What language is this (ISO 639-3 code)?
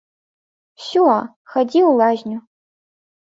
bel